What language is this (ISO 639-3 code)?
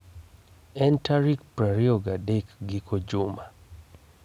luo